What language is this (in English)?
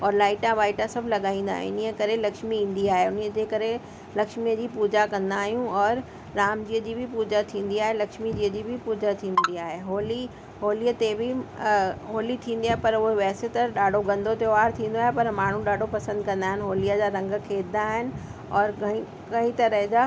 Sindhi